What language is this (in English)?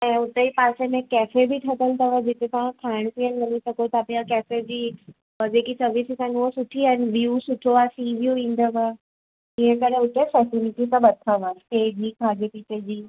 Sindhi